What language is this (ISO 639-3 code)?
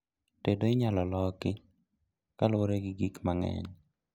luo